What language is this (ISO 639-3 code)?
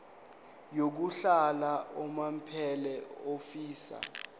zul